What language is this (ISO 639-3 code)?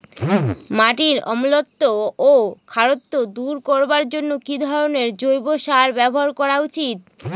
ben